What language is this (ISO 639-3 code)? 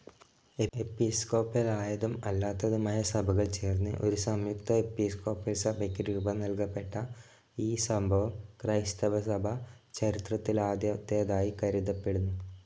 mal